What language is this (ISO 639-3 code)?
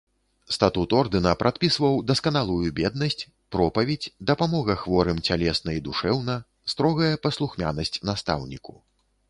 bel